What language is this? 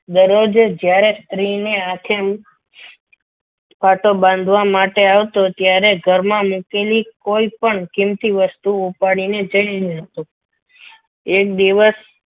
Gujarati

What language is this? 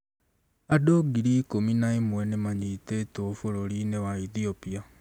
Kikuyu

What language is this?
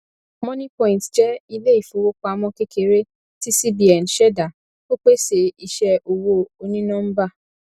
Yoruba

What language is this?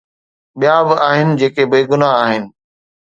Sindhi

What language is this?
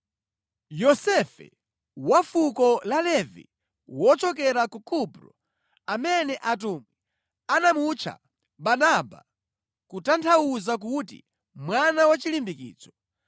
Nyanja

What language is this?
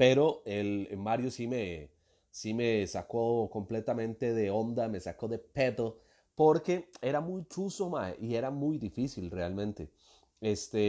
Spanish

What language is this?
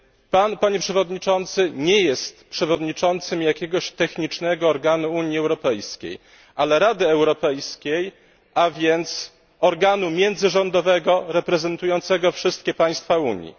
Polish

